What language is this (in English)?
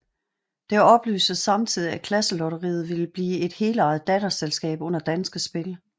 Danish